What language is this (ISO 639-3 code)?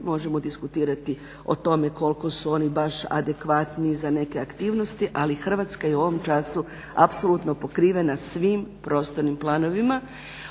hrv